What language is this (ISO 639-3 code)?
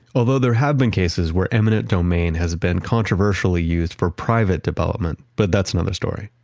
eng